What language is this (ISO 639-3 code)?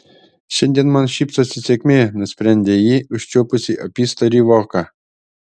lit